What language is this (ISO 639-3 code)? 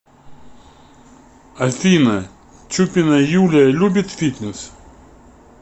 rus